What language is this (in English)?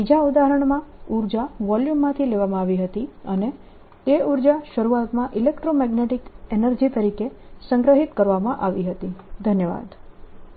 Gujarati